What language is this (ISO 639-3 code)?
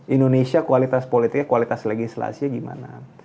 ind